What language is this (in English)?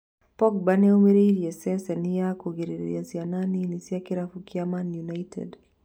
Kikuyu